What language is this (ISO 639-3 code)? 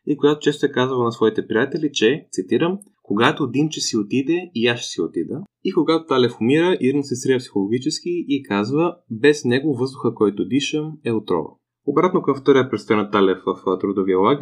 bul